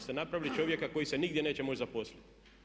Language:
Croatian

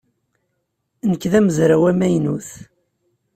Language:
Kabyle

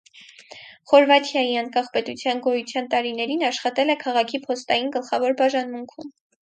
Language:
Armenian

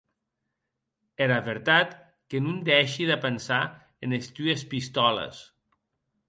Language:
Occitan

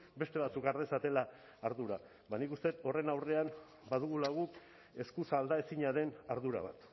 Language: Basque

